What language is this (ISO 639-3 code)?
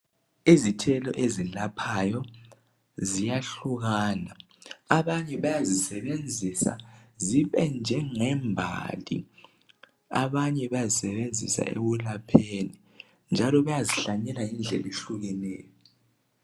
nde